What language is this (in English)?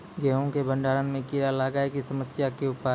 Maithili